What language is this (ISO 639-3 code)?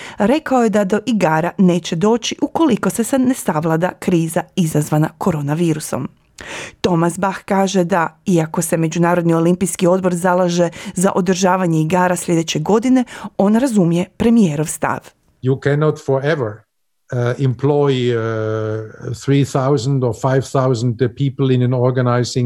hrv